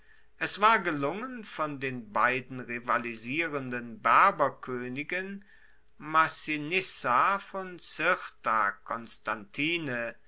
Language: German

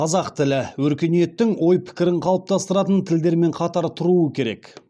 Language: Kazakh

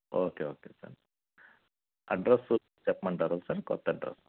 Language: Telugu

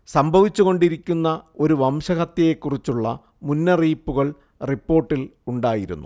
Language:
Malayalam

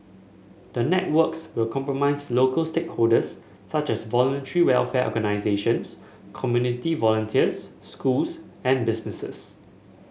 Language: English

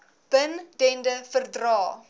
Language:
Afrikaans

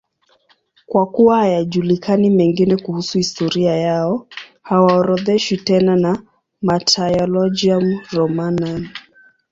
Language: Swahili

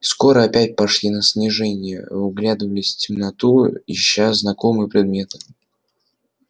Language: Russian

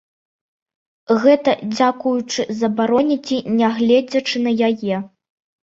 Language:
Belarusian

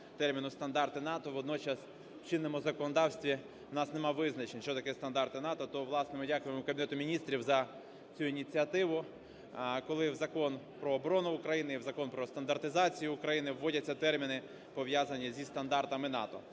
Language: Ukrainian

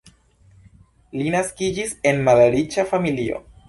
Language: Esperanto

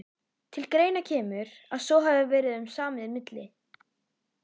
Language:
Icelandic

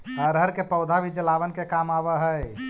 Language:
Magahi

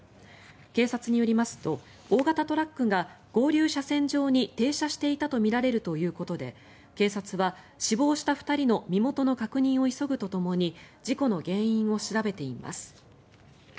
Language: Japanese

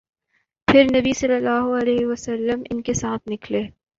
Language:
Urdu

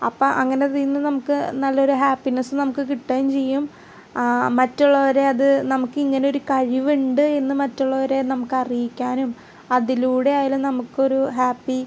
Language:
Malayalam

